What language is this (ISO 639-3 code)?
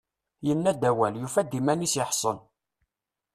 kab